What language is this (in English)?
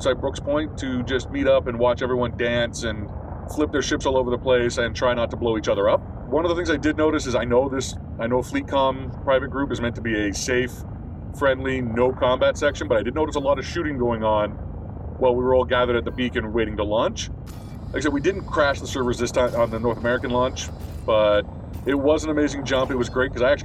English